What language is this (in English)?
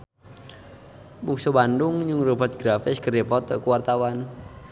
Sundanese